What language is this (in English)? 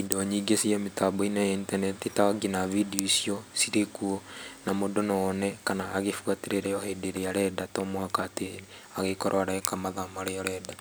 Kikuyu